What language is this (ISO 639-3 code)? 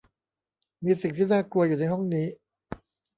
tha